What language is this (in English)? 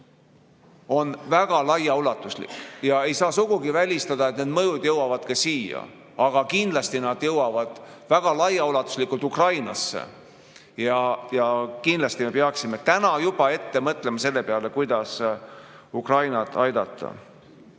Estonian